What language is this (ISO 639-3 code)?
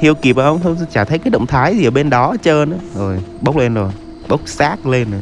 vie